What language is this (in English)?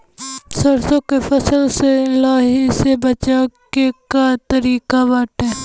Bhojpuri